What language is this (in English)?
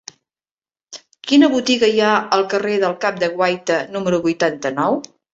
Catalan